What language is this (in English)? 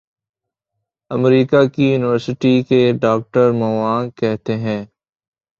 Urdu